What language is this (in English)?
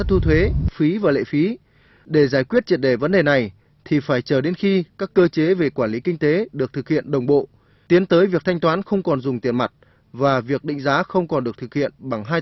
Vietnamese